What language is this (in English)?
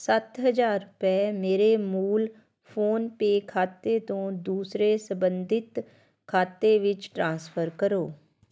Punjabi